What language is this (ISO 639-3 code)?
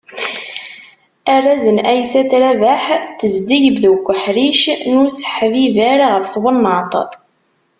kab